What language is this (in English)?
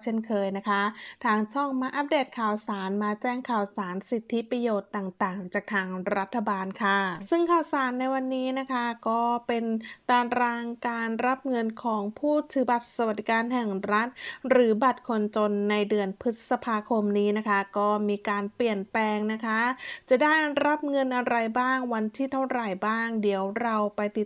Thai